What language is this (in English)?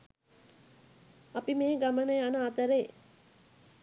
Sinhala